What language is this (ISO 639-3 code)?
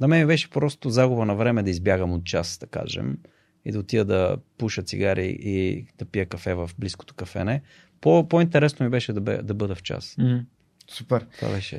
bul